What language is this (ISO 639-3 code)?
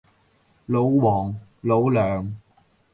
yue